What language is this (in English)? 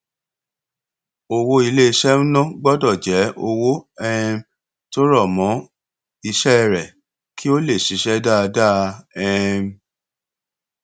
Yoruba